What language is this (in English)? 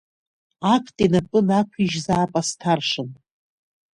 Abkhazian